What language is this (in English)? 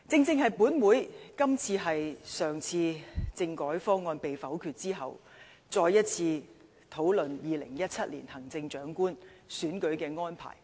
Cantonese